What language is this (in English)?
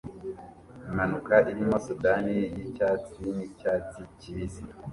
Kinyarwanda